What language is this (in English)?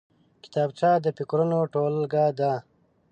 Pashto